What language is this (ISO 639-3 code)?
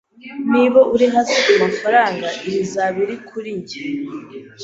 kin